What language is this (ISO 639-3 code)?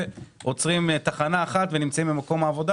heb